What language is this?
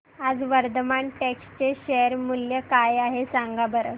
Marathi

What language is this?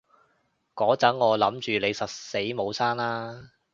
Cantonese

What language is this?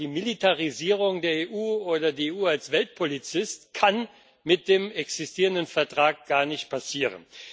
German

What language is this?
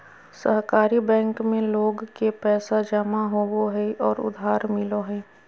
Magahi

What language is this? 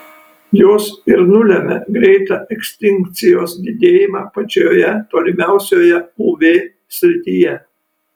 Lithuanian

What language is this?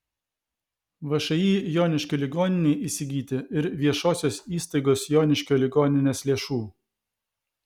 Lithuanian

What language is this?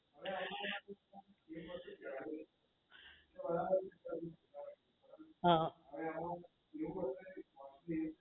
Gujarati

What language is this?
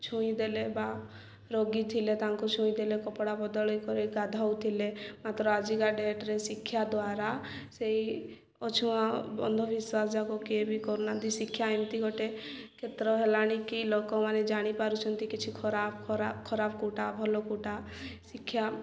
Odia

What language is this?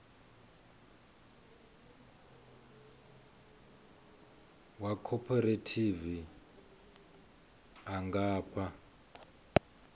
Venda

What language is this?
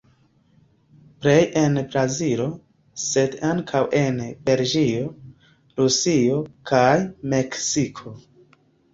Esperanto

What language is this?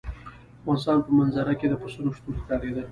Pashto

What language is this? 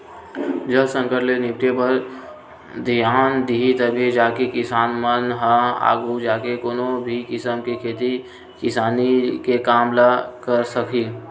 Chhattisgarhi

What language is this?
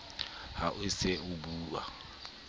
Southern Sotho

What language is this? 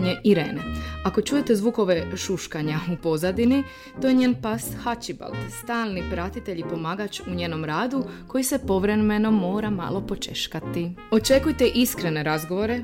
Croatian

